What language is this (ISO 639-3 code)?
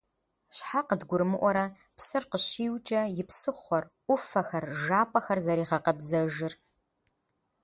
kbd